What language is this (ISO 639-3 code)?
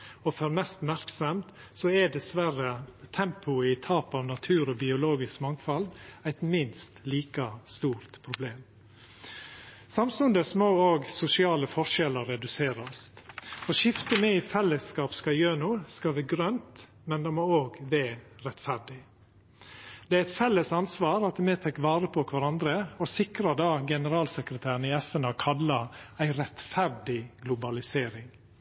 nno